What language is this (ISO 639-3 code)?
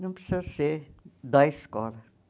por